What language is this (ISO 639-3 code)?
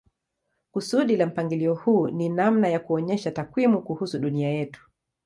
swa